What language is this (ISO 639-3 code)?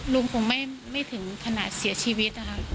tha